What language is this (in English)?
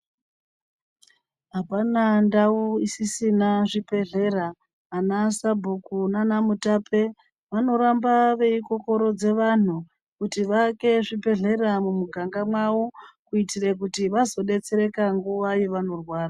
Ndau